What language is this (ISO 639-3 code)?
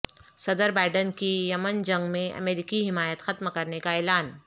urd